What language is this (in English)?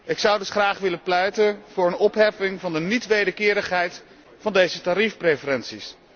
Dutch